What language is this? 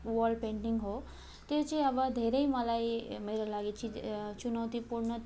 Nepali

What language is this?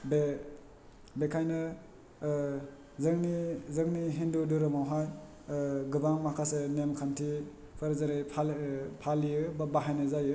Bodo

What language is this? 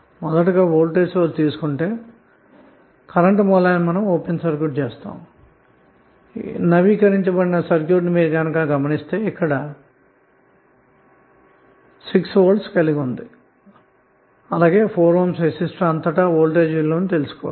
Telugu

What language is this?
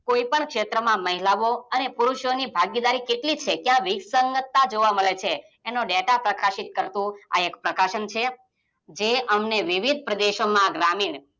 Gujarati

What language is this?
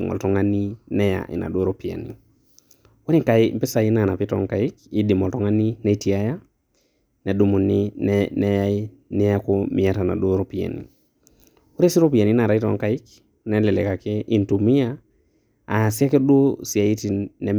Masai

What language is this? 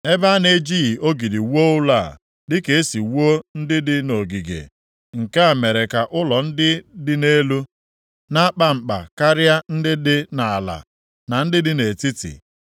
Igbo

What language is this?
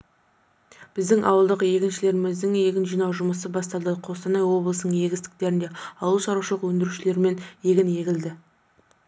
Kazakh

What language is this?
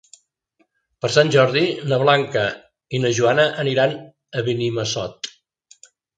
Catalan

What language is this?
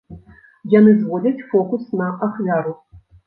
Belarusian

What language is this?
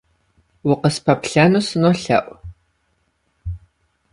Kabardian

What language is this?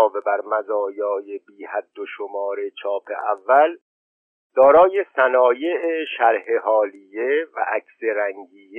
Persian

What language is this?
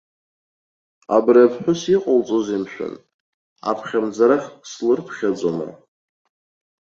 Abkhazian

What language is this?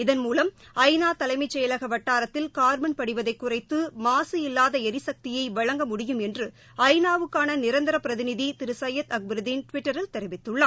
Tamil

